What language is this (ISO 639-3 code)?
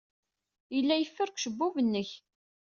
kab